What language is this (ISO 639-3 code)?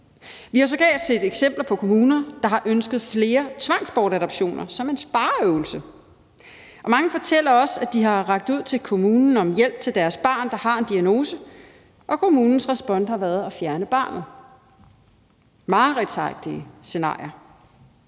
dan